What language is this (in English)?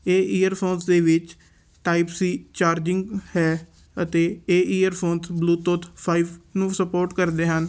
Punjabi